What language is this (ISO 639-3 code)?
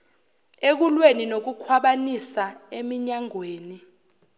zul